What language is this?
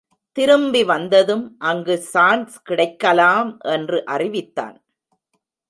Tamil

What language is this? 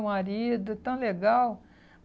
Portuguese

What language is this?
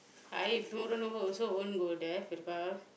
English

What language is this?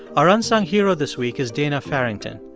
English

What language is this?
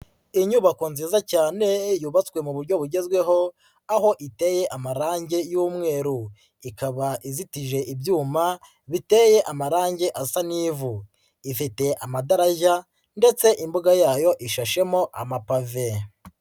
Kinyarwanda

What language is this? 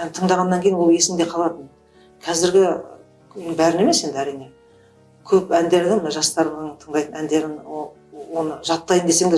Turkish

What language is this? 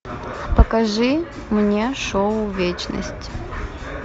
Russian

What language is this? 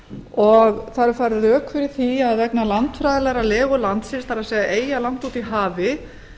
Icelandic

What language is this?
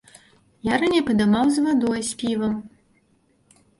Belarusian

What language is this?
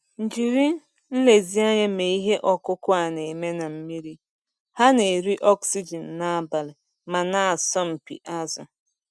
Igbo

